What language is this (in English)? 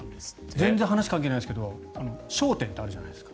Japanese